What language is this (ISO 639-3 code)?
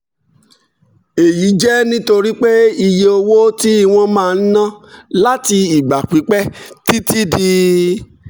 yor